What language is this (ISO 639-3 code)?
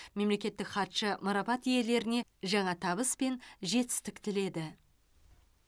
kaz